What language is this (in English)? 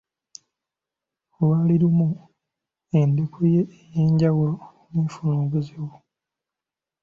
Ganda